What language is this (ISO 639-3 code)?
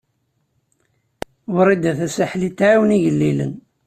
kab